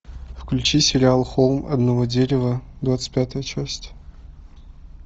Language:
Russian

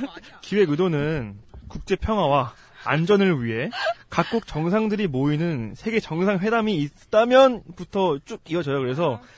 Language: Korean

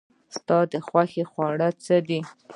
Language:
Pashto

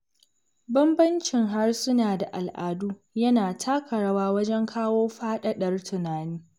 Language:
Hausa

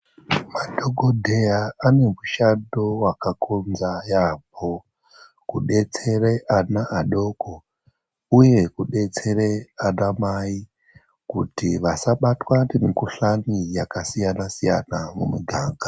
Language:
Ndau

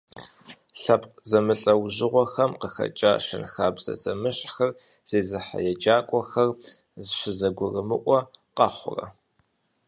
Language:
Kabardian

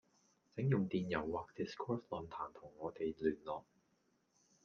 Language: Cantonese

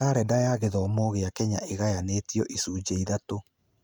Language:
Kikuyu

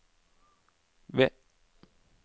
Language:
Norwegian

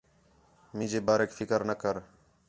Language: Khetrani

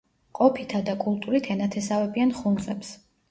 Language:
Georgian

